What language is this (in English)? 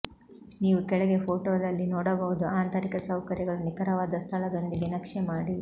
Kannada